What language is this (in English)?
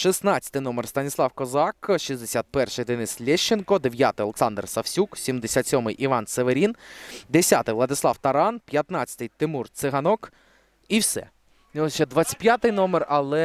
Ukrainian